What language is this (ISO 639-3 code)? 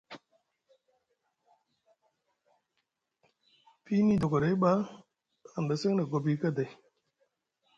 mug